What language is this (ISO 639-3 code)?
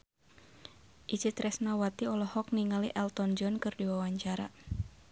sun